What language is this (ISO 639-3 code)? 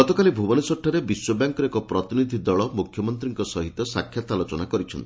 ori